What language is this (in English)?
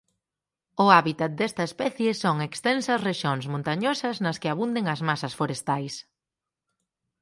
Galician